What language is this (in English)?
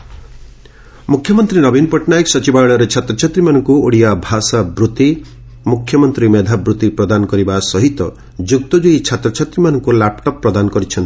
Odia